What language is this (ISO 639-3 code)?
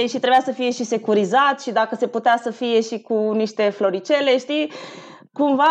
ron